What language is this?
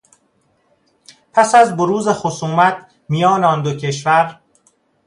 Persian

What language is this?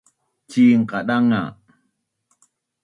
Bunun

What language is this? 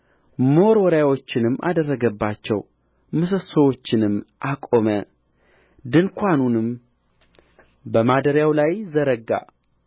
Amharic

